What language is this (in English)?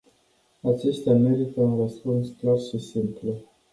Romanian